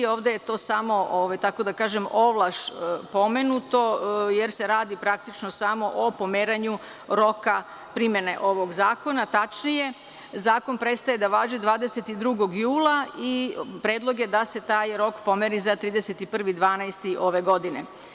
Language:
Serbian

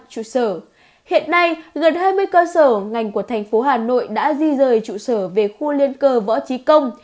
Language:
Vietnamese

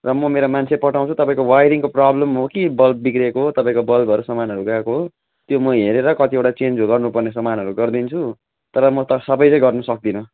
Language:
Nepali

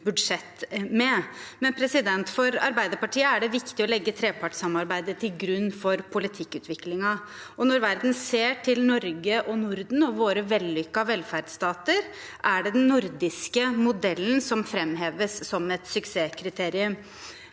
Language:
Norwegian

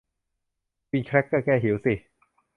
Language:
Thai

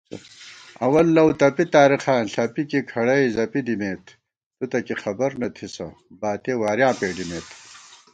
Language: Gawar-Bati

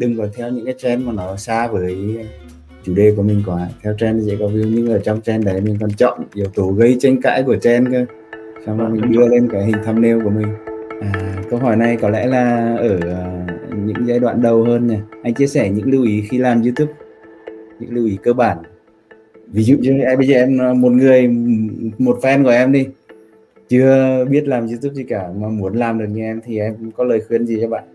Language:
Vietnamese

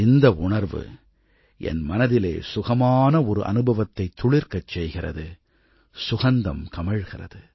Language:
Tamil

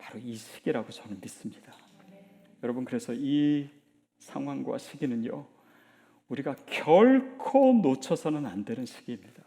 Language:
Korean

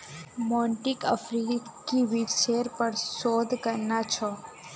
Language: Magahi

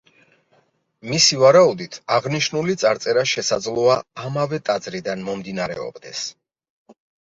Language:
Georgian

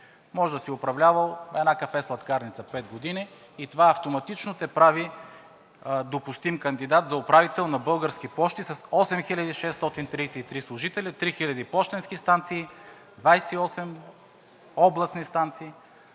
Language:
Bulgarian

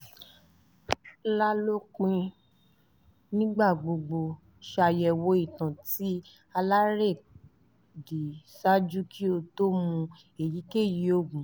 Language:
Yoruba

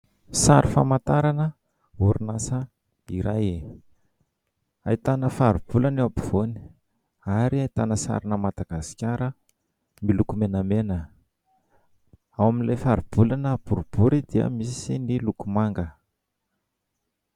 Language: Malagasy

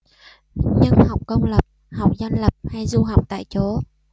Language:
Vietnamese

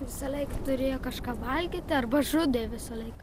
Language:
Lithuanian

